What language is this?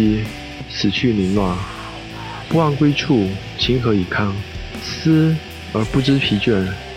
Chinese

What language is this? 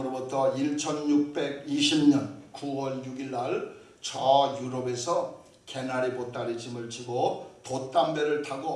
Korean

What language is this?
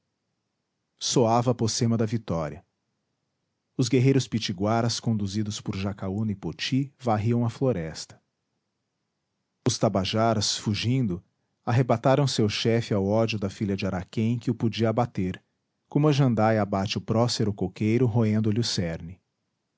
Portuguese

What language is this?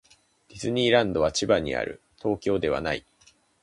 Japanese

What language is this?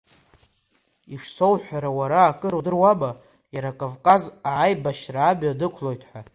Abkhazian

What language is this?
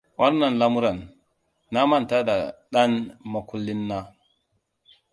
Hausa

